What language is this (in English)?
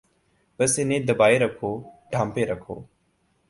Urdu